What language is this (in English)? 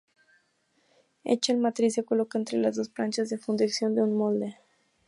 Spanish